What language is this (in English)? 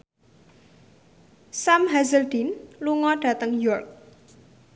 Javanese